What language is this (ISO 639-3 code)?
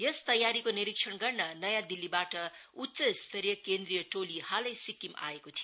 nep